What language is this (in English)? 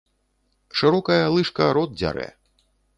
Belarusian